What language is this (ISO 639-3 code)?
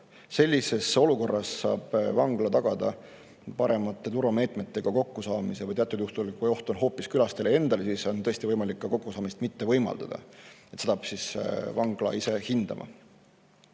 est